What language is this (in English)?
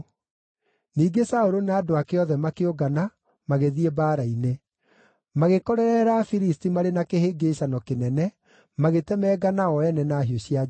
Kikuyu